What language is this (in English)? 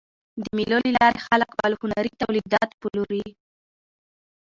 Pashto